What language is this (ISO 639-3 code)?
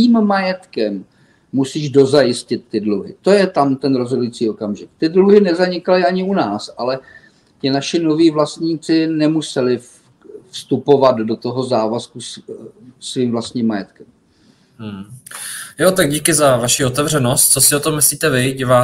ces